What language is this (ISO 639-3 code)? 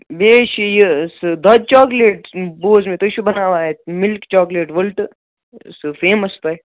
kas